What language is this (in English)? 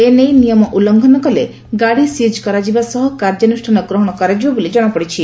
Odia